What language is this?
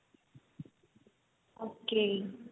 Punjabi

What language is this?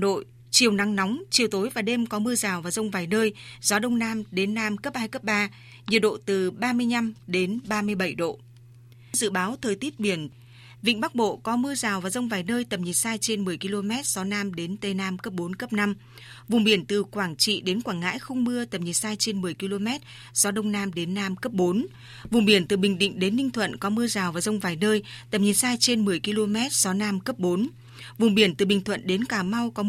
Vietnamese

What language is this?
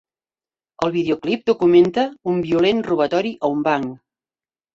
Catalan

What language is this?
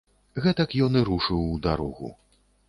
Belarusian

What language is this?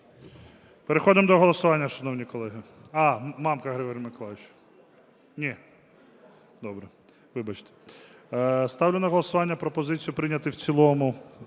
Ukrainian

